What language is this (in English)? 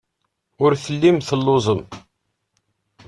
Kabyle